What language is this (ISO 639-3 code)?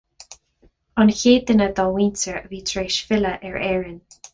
gle